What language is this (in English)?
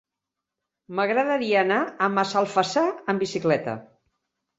Catalan